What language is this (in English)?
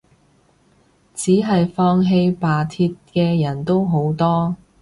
Cantonese